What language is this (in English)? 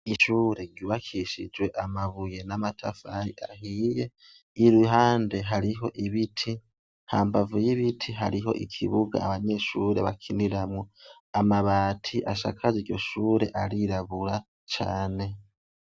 Rundi